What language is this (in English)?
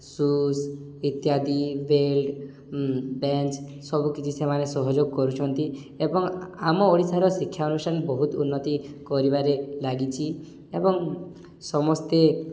Odia